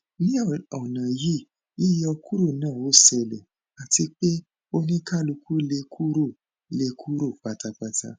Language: Yoruba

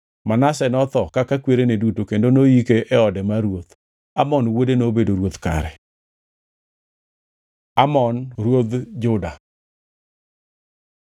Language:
Luo (Kenya and Tanzania)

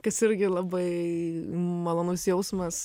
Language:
Lithuanian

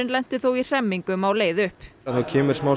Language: Icelandic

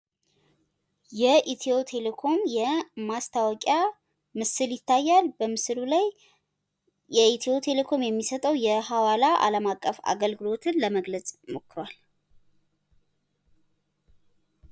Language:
Amharic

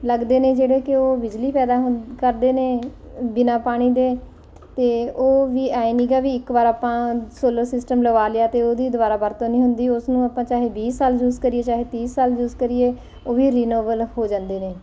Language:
Punjabi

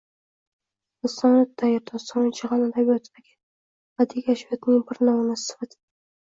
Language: Uzbek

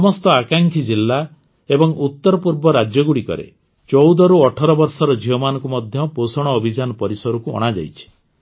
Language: Odia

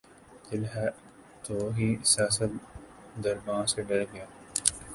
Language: Urdu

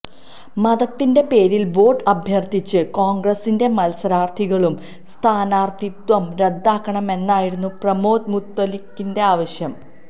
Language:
Malayalam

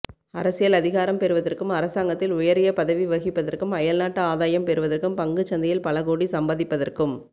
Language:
Tamil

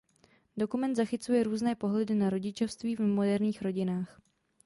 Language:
Czech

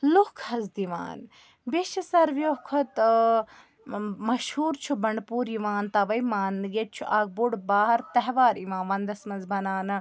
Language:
Kashmiri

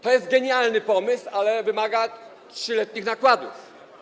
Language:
Polish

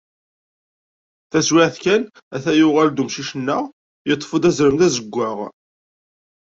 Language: Kabyle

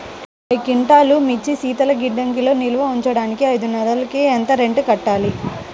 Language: Telugu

